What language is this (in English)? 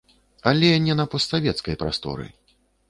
Belarusian